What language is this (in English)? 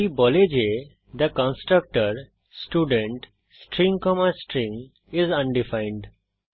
Bangla